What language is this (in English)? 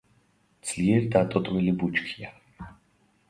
Georgian